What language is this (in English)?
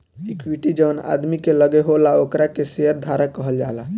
Bhojpuri